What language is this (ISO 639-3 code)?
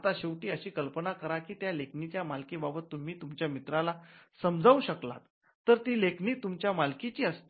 mar